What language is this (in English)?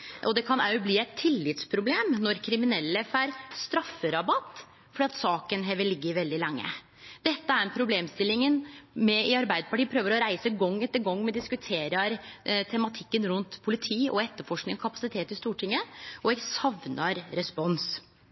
Norwegian Nynorsk